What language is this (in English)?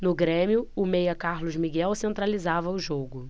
Portuguese